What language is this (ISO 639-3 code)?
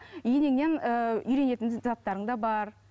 kaz